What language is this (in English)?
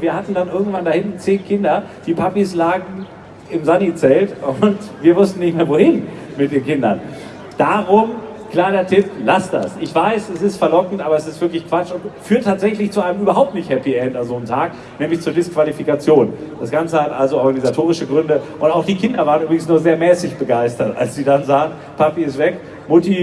German